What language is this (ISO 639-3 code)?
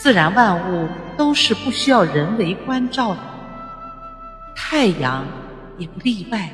zho